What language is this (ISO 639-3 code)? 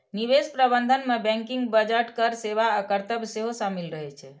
mai